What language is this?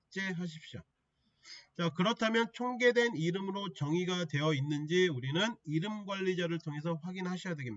Korean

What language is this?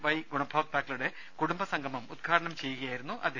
Malayalam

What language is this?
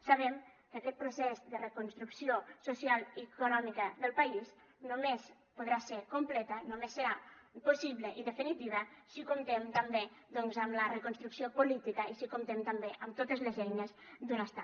Catalan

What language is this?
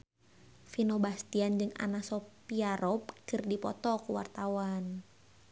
Sundanese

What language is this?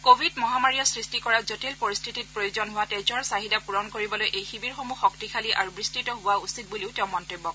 Assamese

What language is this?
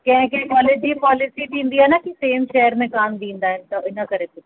Sindhi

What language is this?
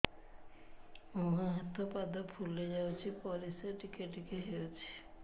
Odia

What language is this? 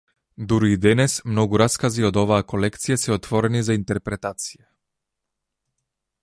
Macedonian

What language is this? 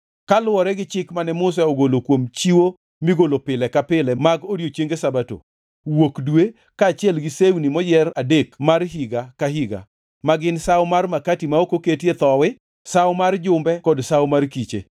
Luo (Kenya and Tanzania)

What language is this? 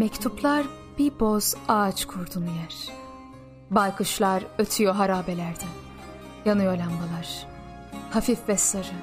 Turkish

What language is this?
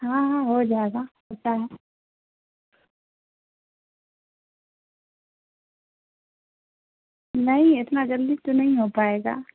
Urdu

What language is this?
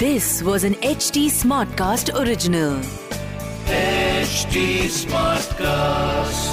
Hindi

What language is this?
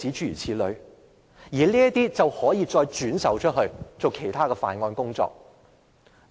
Cantonese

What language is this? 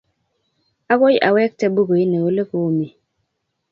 Kalenjin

